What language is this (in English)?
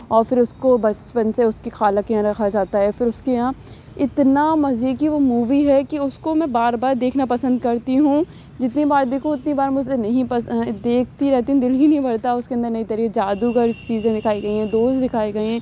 Urdu